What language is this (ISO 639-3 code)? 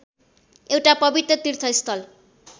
nep